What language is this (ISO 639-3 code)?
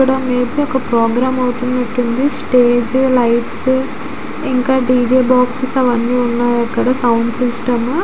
tel